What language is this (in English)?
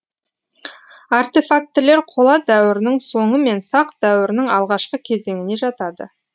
Kazakh